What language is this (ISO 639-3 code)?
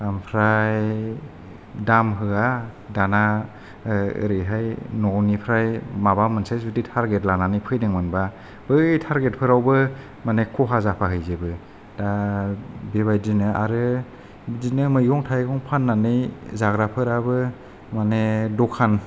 brx